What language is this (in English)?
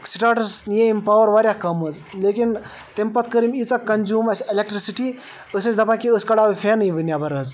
Kashmiri